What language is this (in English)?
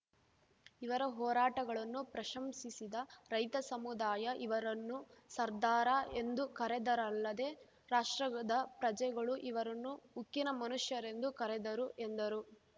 Kannada